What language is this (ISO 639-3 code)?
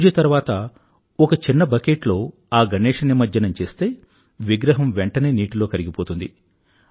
tel